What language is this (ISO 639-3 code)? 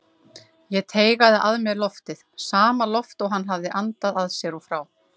isl